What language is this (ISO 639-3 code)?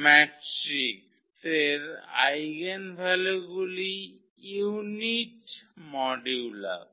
ben